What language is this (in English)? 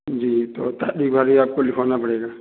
Hindi